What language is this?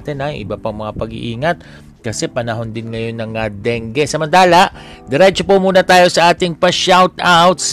Filipino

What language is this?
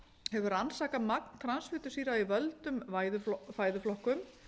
Icelandic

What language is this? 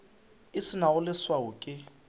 Northern Sotho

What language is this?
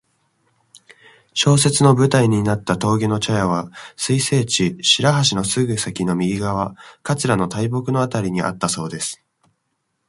Japanese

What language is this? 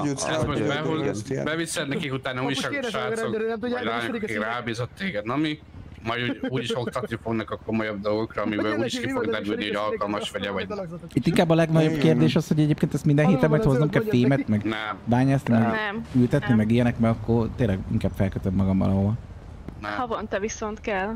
Hungarian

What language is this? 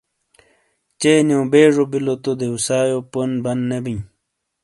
Shina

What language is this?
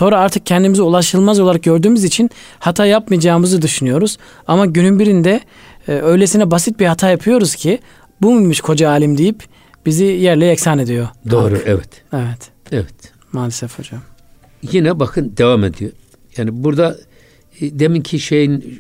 Turkish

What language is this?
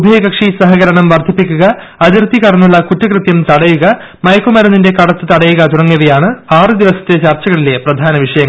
Malayalam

